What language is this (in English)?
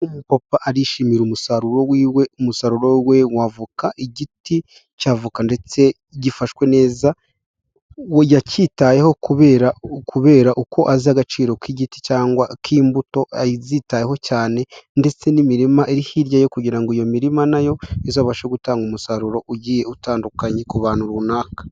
Kinyarwanda